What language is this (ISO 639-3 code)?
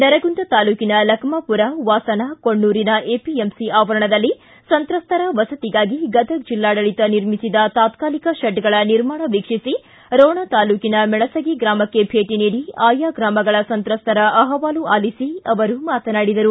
kan